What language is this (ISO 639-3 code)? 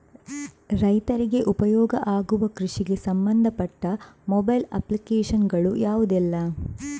kan